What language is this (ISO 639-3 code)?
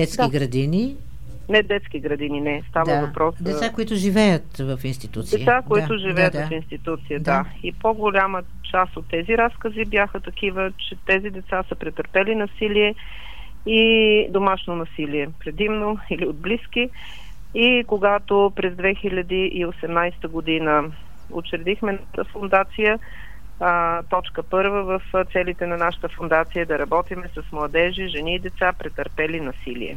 bul